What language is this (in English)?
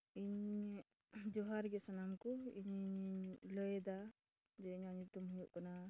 Santali